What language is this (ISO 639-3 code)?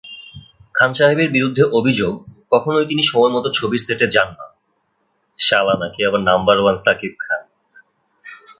ben